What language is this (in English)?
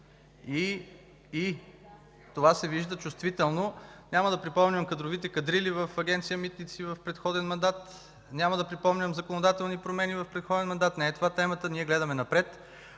Bulgarian